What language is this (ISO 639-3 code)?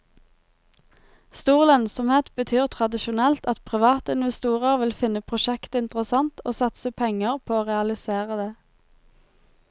nor